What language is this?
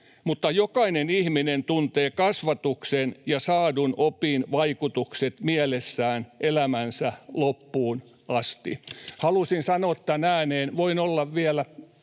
Finnish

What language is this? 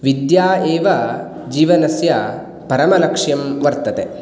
Sanskrit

